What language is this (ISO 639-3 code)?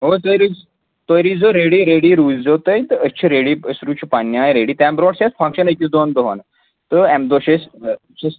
kas